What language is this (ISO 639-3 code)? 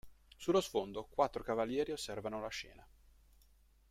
ita